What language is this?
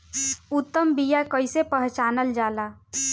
Bhojpuri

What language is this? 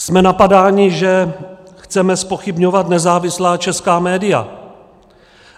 Czech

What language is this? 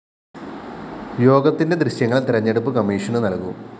Malayalam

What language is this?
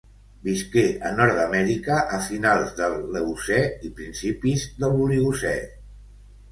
Catalan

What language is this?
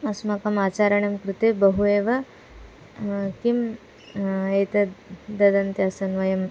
Sanskrit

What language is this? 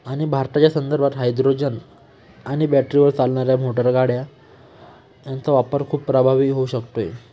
Marathi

